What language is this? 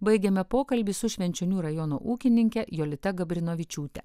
Lithuanian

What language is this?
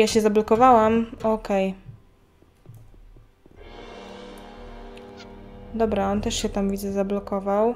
Polish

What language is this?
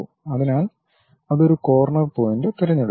Malayalam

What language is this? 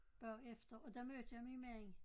Danish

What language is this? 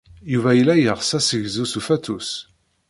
Kabyle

